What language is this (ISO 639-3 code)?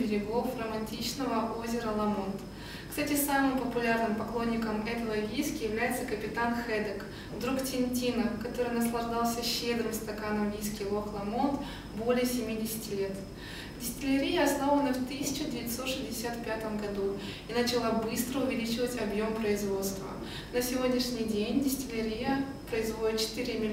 rus